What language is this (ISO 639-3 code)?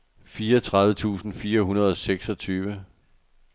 dan